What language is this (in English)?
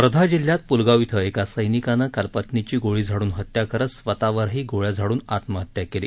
Marathi